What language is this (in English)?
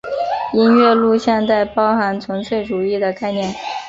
Chinese